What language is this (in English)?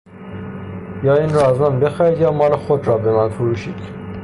Persian